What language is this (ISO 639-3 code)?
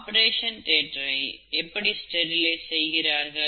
tam